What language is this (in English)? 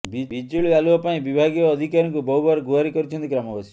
Odia